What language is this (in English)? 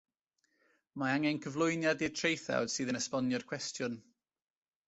Welsh